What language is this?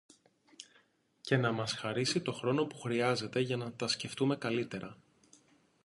Greek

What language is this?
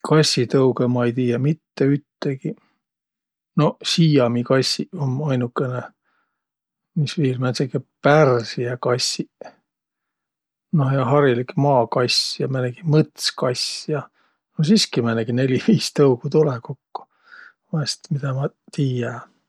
Võro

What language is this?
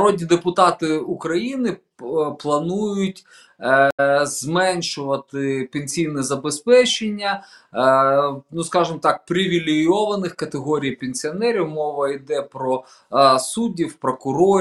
Ukrainian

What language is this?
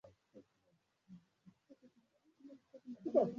Swahili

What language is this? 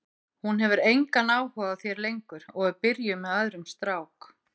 Icelandic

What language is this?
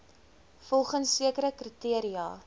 Afrikaans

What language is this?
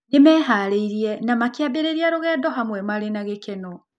Kikuyu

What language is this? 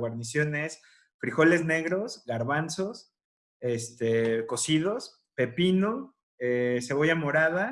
Spanish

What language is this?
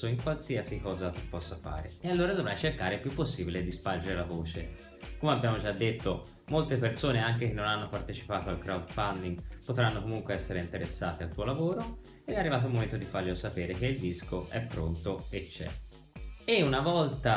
Italian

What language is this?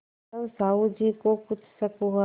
Hindi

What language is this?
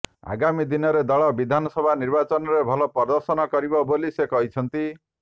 Odia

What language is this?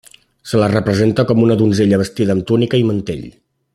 Catalan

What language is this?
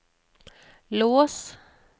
Norwegian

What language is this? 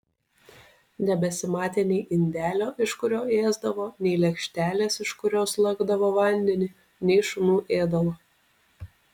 Lithuanian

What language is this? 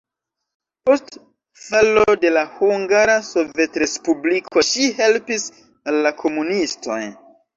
Esperanto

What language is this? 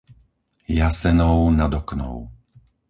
Slovak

